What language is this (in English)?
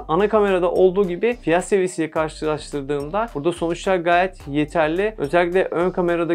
Turkish